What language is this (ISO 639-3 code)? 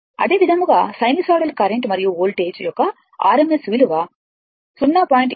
tel